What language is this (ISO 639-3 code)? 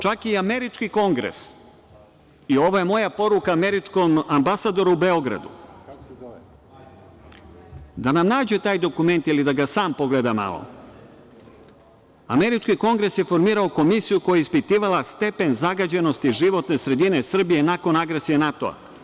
srp